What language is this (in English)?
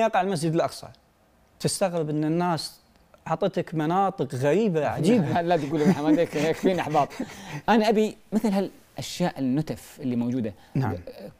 Arabic